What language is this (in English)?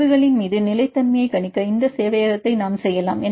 Tamil